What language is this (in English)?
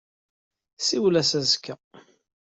Kabyle